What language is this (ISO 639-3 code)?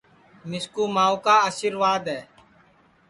ssi